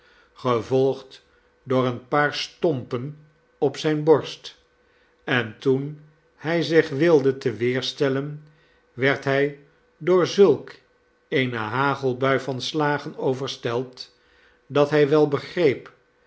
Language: Dutch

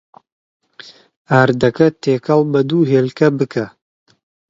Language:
Central Kurdish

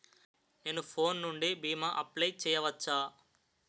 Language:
Telugu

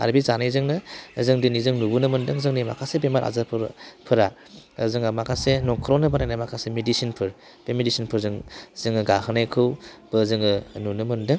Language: Bodo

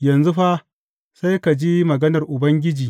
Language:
Hausa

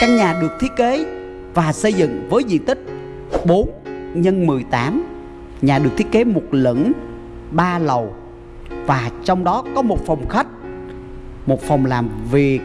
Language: Vietnamese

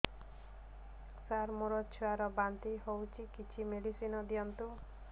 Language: Odia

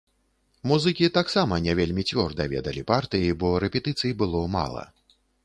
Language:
Belarusian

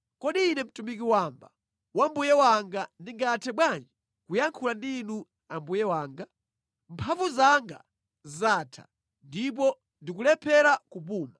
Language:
Nyanja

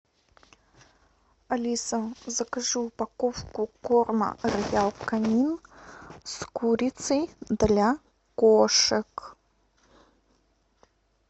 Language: Russian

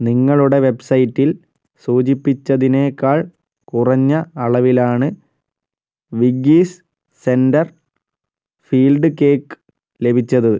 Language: Malayalam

